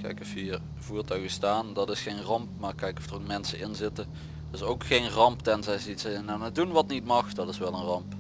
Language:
Dutch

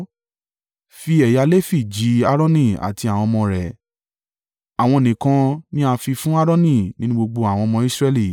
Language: Yoruba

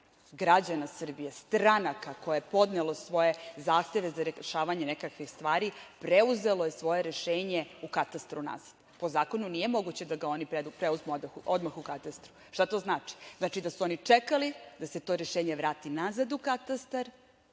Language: Serbian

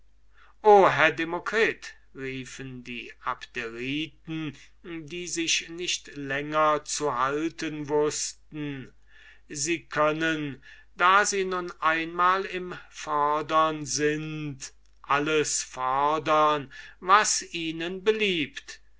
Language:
German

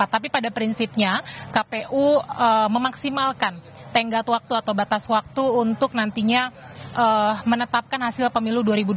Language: Indonesian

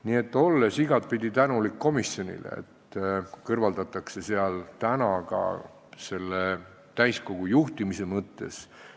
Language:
Estonian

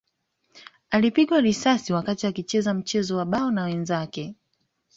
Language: Swahili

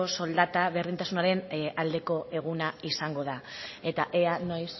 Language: Basque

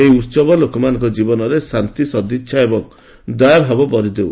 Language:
Odia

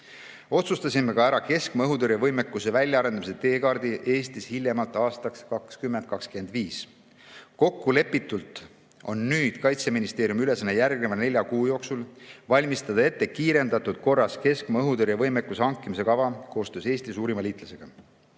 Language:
Estonian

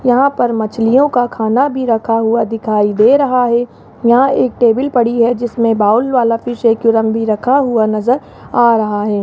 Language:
Hindi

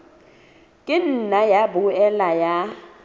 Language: Southern Sotho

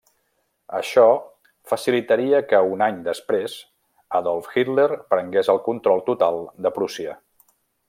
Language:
Catalan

